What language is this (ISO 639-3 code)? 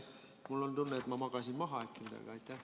est